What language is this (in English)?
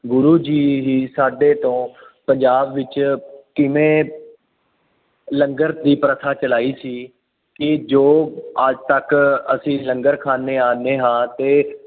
Punjabi